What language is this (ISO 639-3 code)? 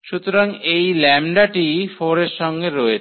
ben